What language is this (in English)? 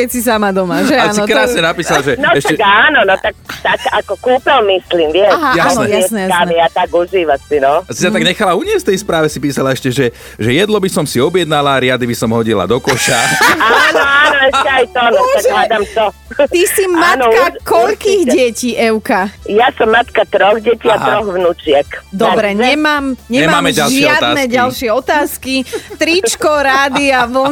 Slovak